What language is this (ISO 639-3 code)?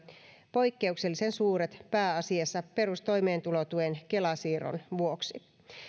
fin